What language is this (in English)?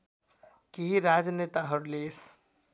Nepali